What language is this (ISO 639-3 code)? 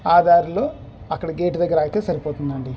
tel